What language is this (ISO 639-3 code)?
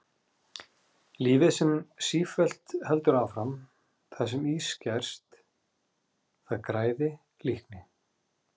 isl